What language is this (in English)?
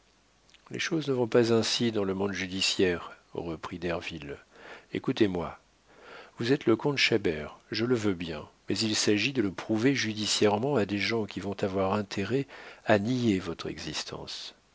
French